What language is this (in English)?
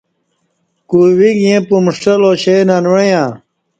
Kati